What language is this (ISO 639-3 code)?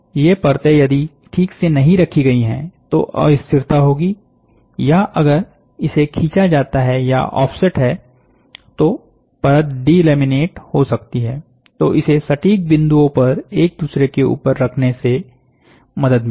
hin